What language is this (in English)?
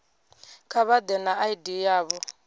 Venda